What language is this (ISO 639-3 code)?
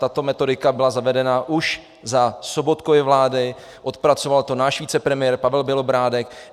ces